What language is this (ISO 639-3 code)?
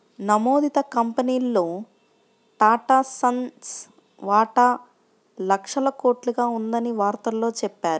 tel